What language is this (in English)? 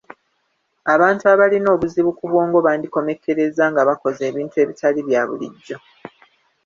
Ganda